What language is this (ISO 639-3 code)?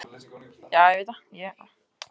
isl